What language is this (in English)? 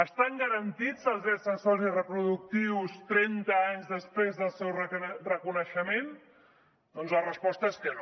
Catalan